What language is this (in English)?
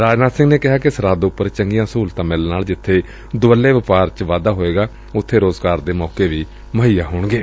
Punjabi